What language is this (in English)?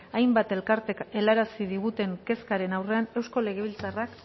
Basque